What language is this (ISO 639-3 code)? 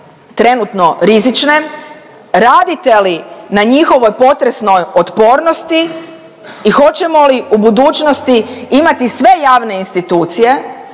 hrv